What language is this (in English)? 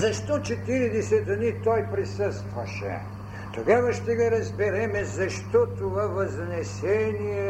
Bulgarian